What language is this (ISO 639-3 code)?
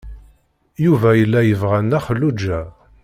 kab